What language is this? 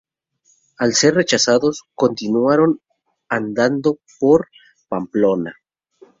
Spanish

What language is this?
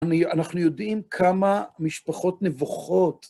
Hebrew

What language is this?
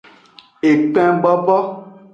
Aja (Benin)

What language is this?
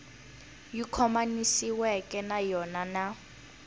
Tsonga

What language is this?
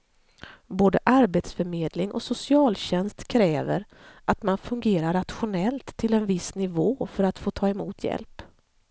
Swedish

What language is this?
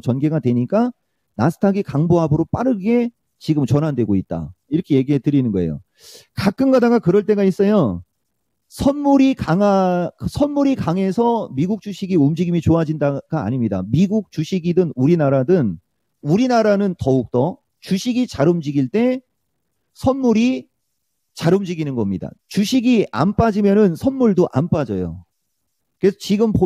Korean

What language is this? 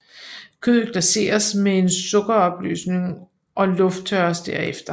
Danish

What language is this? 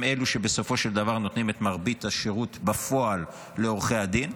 Hebrew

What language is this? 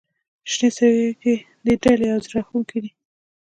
Pashto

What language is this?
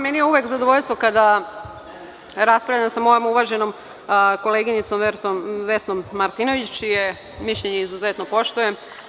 Serbian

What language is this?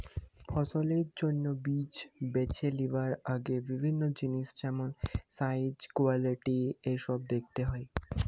Bangla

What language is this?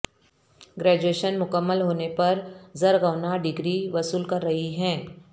Urdu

